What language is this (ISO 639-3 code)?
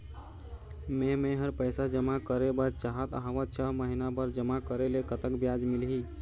hne